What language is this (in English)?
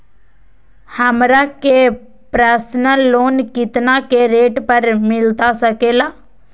Magahi